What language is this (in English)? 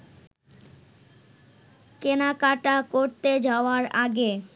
Bangla